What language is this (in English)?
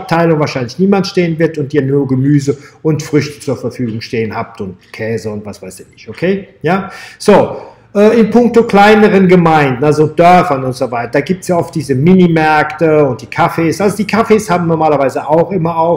German